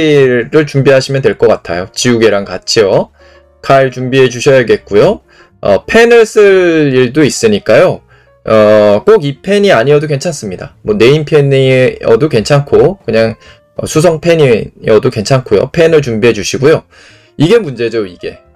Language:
Korean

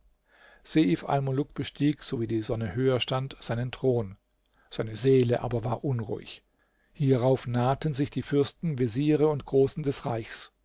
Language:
German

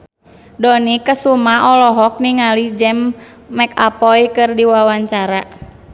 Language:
Sundanese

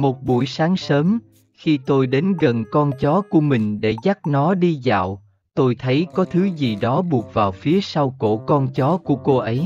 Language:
Vietnamese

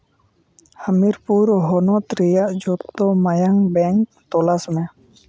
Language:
Santali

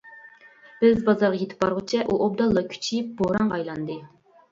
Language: Uyghur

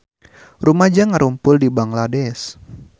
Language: Sundanese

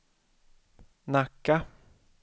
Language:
Swedish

